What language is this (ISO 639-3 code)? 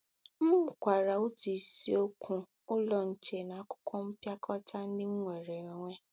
ibo